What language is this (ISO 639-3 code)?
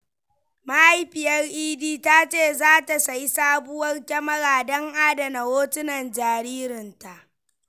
hau